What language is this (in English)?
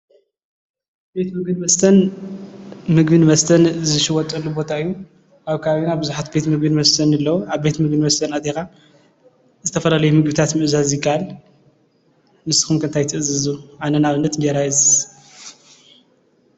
Tigrinya